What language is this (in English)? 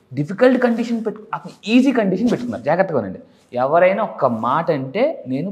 Telugu